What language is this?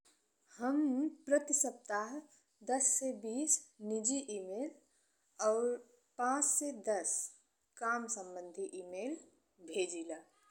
Bhojpuri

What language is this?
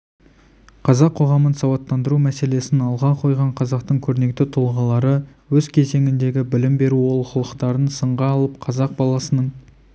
Kazakh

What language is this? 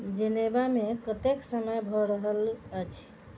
Maithili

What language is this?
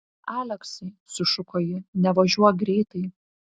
Lithuanian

